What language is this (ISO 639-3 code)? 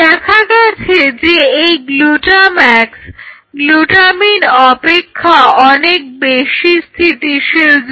ben